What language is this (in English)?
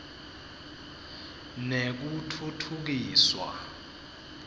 Swati